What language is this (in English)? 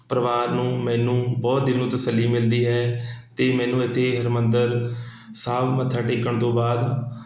Punjabi